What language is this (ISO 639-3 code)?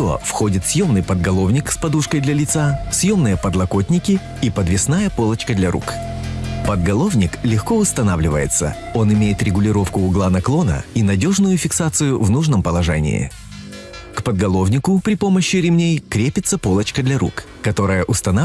rus